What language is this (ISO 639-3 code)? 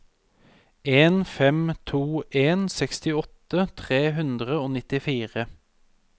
nor